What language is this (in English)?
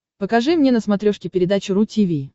Russian